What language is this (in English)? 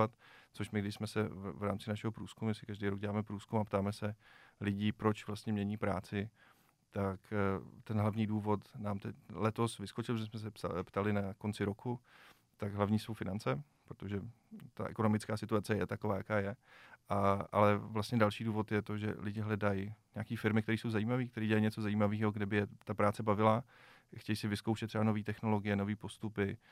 Czech